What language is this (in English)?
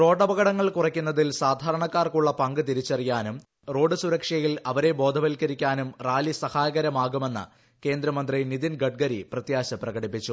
Malayalam